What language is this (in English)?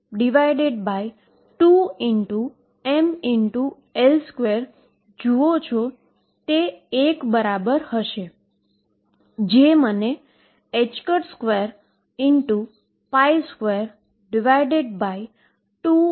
Gujarati